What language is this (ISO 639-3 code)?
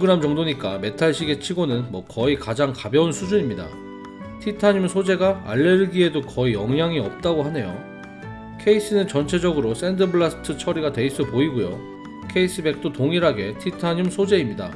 kor